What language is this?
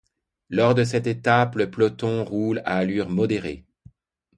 French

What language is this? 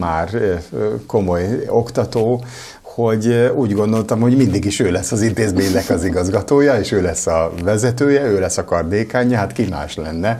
Hungarian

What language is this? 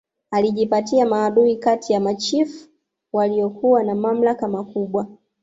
Swahili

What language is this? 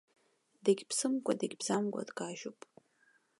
Abkhazian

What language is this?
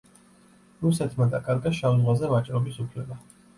Georgian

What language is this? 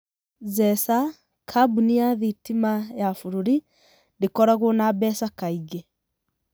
Kikuyu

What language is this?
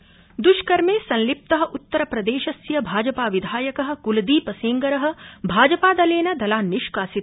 Sanskrit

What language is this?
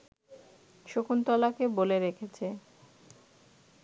Bangla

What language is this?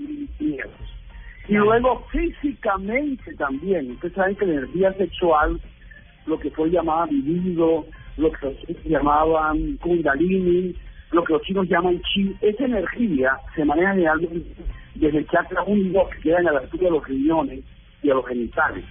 Spanish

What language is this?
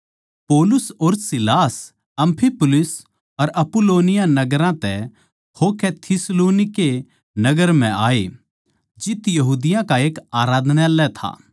Haryanvi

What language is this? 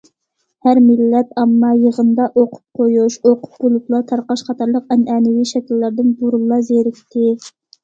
Uyghur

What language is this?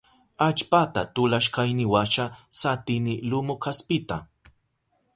Southern Pastaza Quechua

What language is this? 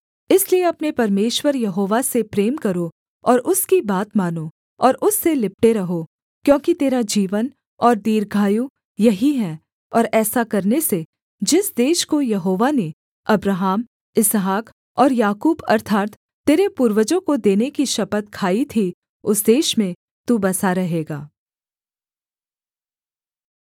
Hindi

